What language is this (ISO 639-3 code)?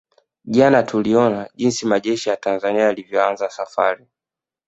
swa